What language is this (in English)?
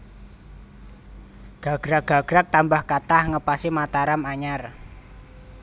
Javanese